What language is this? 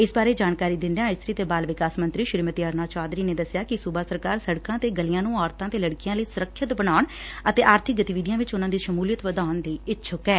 Punjabi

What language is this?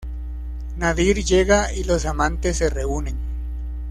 Spanish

